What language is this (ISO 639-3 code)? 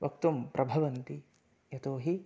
san